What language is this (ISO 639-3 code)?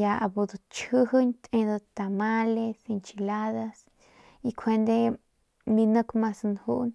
pmq